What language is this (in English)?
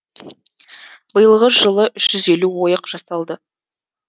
Kazakh